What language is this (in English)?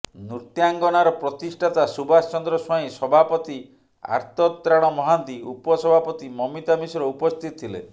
Odia